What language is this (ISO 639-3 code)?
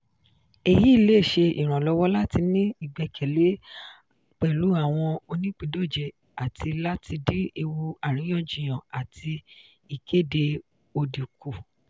yor